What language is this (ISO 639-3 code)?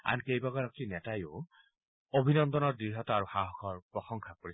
asm